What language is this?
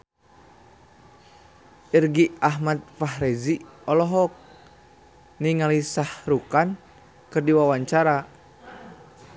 Sundanese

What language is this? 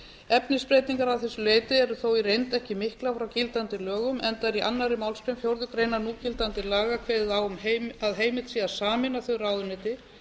Icelandic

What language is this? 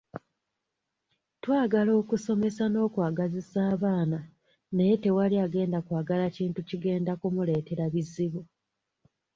Ganda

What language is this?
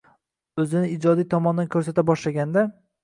Uzbek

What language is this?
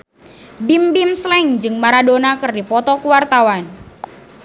Sundanese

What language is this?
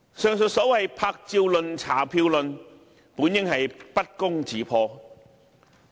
Cantonese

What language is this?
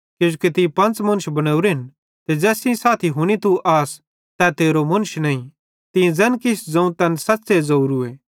Bhadrawahi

